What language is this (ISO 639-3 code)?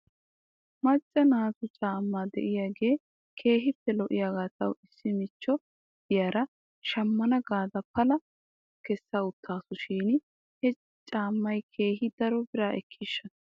wal